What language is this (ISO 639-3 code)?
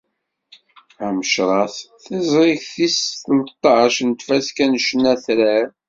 kab